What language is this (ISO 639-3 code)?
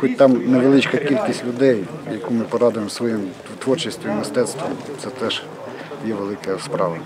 ukr